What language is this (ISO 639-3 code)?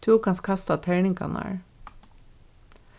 fao